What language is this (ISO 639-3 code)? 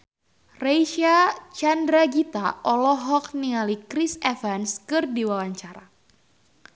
sun